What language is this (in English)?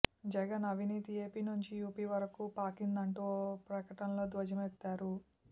Telugu